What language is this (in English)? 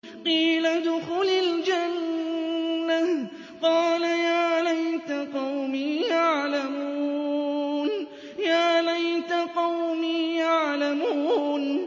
Arabic